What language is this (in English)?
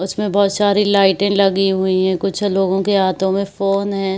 Hindi